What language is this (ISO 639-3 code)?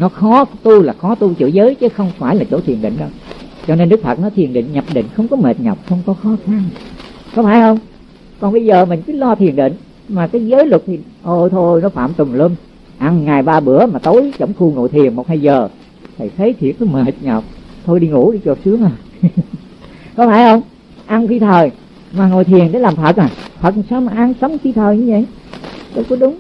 vie